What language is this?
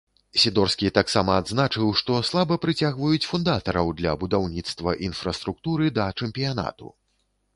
Belarusian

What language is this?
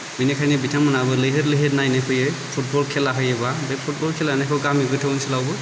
Bodo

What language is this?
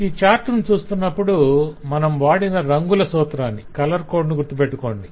Telugu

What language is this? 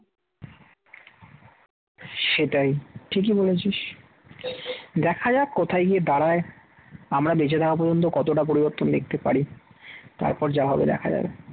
Bangla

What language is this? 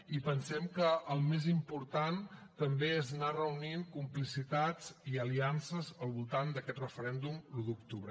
Catalan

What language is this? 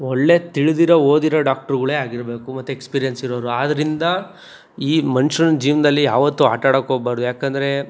Kannada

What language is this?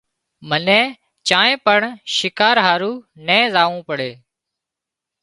Wadiyara Koli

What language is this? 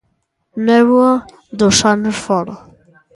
Galician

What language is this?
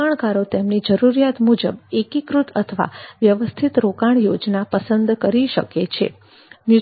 Gujarati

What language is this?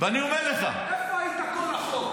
Hebrew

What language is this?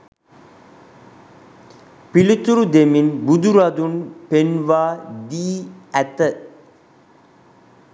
Sinhala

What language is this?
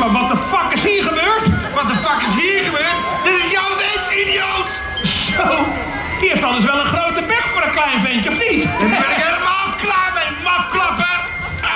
Dutch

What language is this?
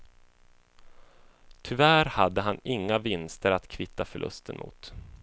Swedish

